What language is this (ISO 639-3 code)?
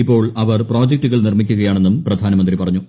mal